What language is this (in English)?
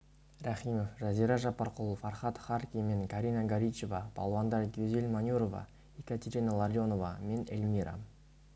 Kazakh